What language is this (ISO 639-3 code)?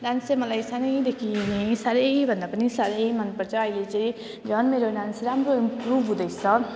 nep